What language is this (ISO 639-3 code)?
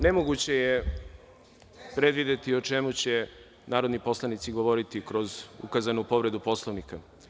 srp